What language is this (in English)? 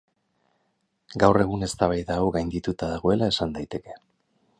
Basque